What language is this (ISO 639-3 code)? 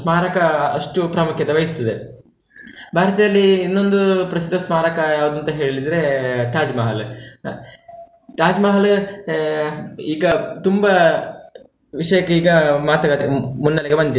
kan